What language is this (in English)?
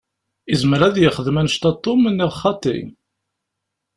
Kabyle